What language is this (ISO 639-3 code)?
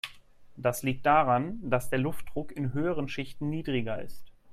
deu